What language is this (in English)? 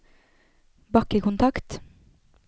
Norwegian